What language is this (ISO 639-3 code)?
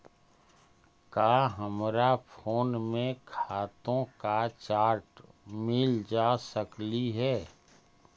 mag